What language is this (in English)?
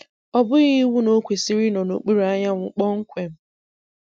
Igbo